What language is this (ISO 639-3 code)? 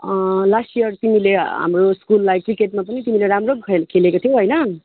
nep